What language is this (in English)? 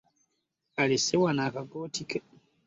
Ganda